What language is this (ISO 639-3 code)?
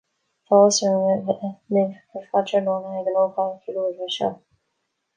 gle